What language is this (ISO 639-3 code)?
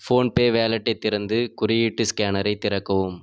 tam